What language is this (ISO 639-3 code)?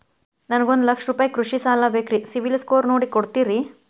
kan